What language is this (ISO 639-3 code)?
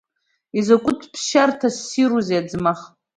abk